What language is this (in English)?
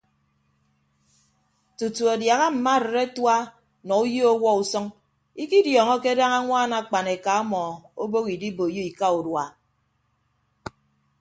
Ibibio